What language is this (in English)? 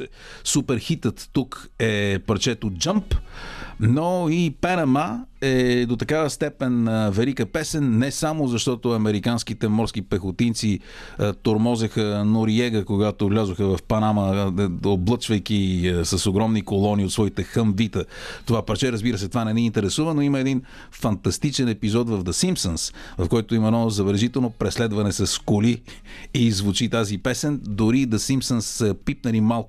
Bulgarian